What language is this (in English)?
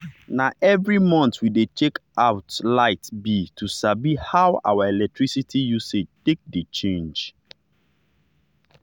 Nigerian Pidgin